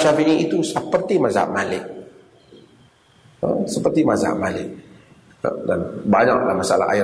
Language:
Malay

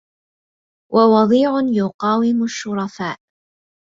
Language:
Arabic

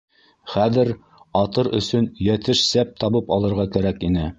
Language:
Bashkir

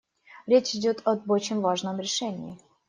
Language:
Russian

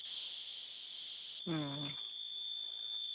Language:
Santali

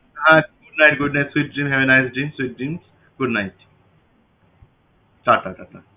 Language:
Bangla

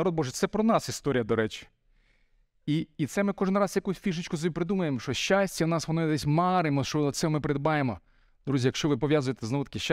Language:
Ukrainian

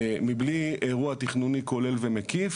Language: Hebrew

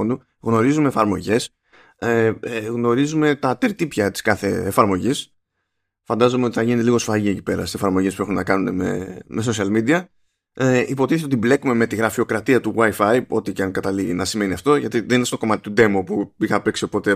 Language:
Greek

